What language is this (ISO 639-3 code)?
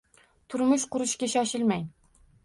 uzb